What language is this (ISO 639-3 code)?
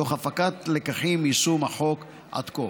heb